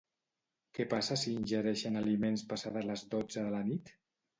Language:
Catalan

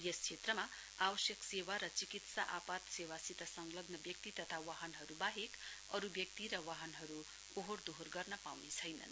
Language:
Nepali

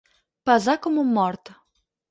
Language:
Catalan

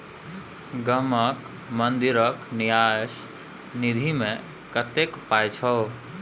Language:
Maithili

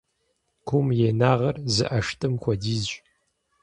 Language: Kabardian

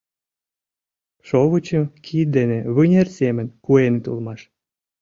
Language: Mari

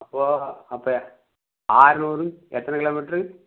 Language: Tamil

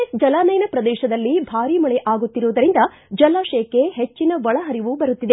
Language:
Kannada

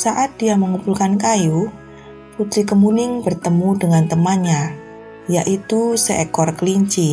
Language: Indonesian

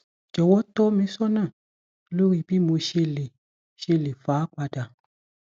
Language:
Yoruba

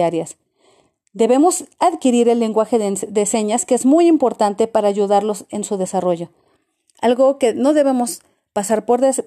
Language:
Spanish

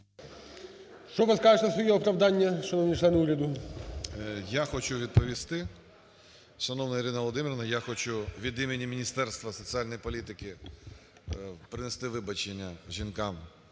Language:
Ukrainian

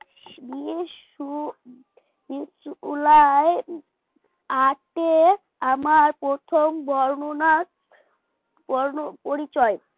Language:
Bangla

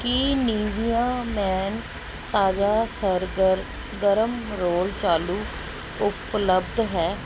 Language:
Punjabi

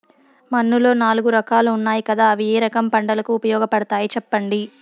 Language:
Telugu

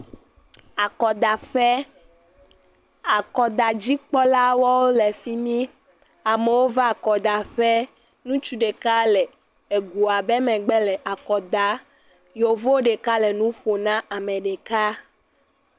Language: Ewe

